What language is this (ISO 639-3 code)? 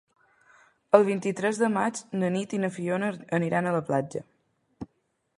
cat